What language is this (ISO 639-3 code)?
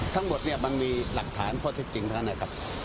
tha